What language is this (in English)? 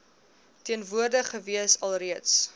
Afrikaans